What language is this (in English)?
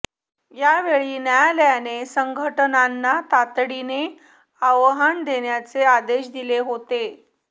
Marathi